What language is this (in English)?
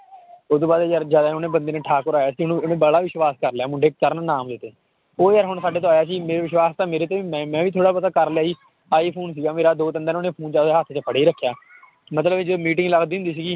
Punjabi